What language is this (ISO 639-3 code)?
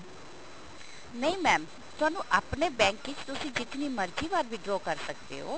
pan